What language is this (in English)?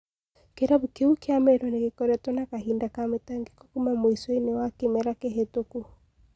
Kikuyu